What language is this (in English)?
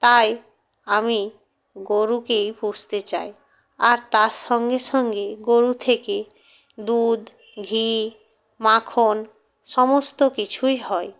Bangla